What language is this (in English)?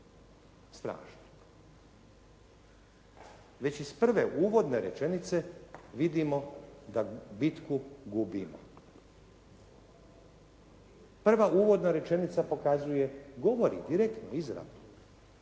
Croatian